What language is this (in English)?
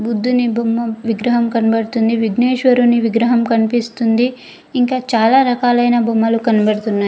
Telugu